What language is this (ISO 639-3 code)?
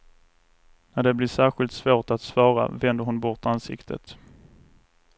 swe